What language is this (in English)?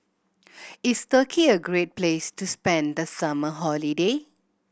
English